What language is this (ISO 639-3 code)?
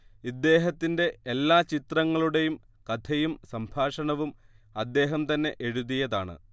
mal